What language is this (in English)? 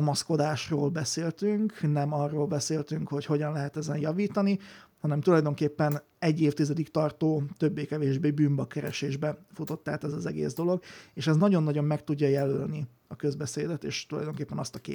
Hungarian